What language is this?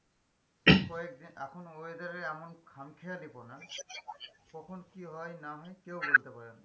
Bangla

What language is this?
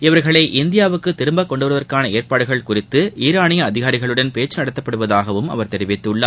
Tamil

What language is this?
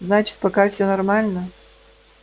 Russian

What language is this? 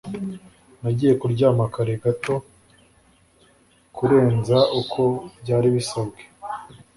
Kinyarwanda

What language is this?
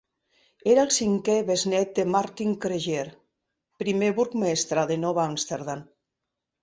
Catalan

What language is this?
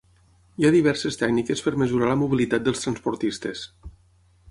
Catalan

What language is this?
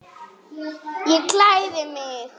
Icelandic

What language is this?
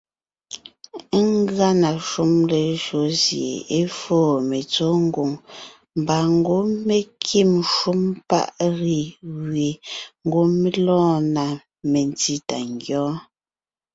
Ngiemboon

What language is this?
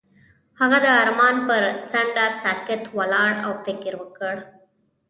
Pashto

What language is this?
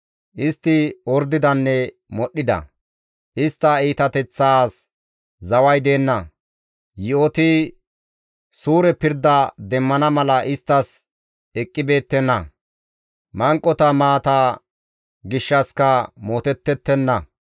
Gamo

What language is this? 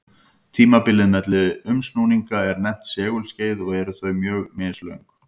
Icelandic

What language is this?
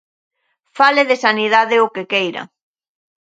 Galician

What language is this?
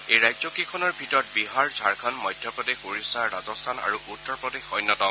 Assamese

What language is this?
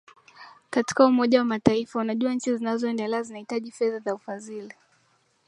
Swahili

